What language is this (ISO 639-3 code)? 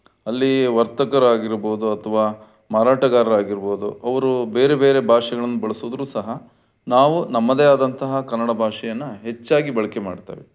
kan